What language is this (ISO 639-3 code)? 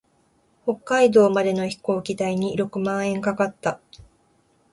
jpn